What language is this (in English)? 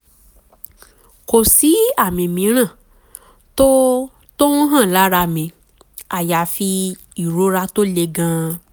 Yoruba